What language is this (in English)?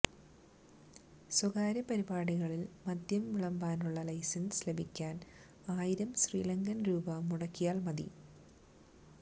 Malayalam